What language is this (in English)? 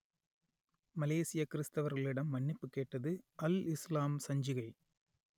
Tamil